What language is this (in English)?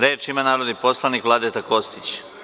Serbian